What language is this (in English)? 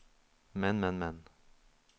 Norwegian